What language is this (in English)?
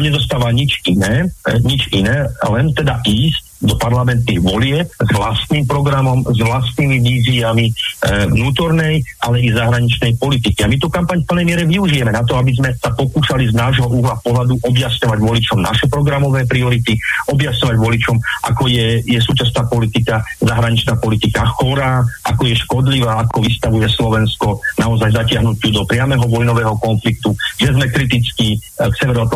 Slovak